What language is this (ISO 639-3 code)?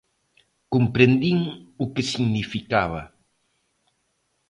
glg